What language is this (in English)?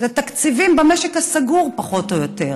Hebrew